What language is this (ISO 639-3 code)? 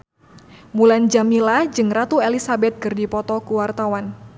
sun